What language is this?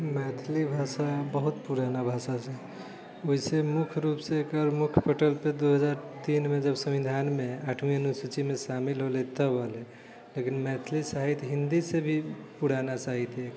Maithili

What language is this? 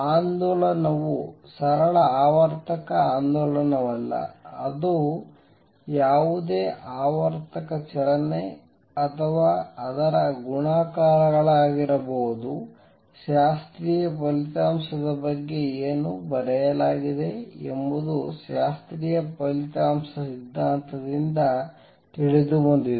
Kannada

